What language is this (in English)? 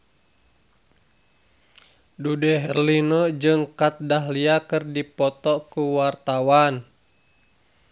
Sundanese